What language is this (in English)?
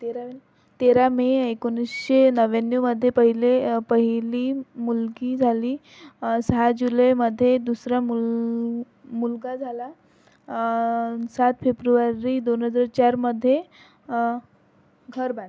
Marathi